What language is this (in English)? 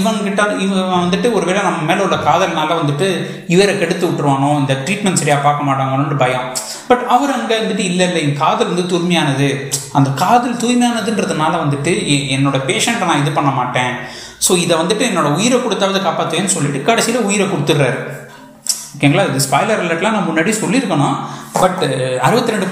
Tamil